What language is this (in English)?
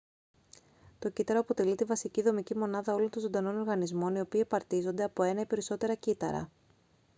Greek